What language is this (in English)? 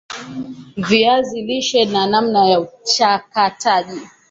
Swahili